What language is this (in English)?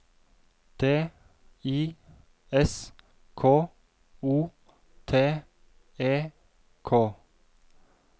Norwegian